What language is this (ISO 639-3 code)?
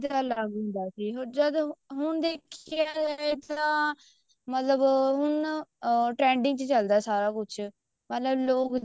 pan